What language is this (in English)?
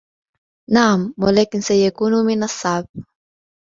Arabic